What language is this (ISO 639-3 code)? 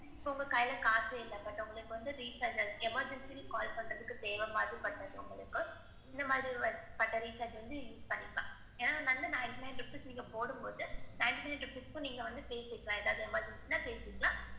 tam